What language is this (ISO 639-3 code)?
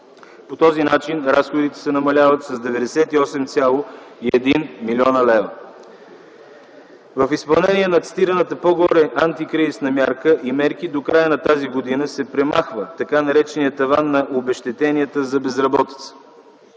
bul